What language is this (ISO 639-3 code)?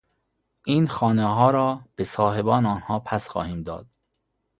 fas